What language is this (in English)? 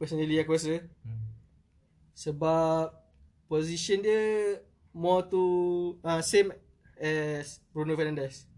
Malay